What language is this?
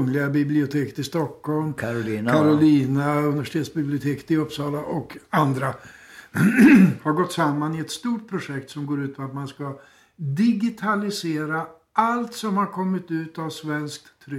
Swedish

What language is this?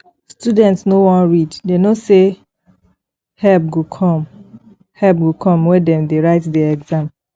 Nigerian Pidgin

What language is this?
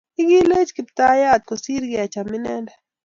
Kalenjin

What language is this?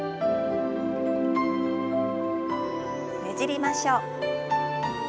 Japanese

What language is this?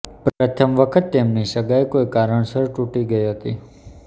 Gujarati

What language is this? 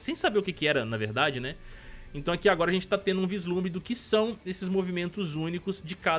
Portuguese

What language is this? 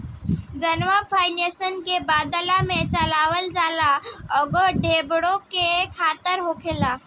Bhojpuri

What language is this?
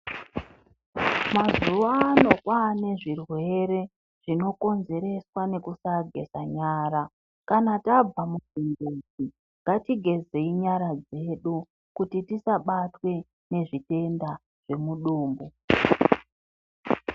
Ndau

